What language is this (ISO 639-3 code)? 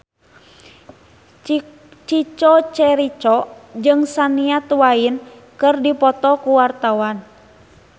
sun